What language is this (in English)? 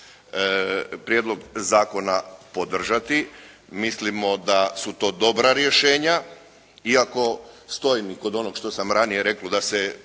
Croatian